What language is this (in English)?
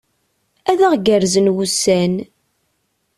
Kabyle